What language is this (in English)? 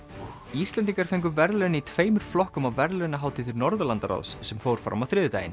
Icelandic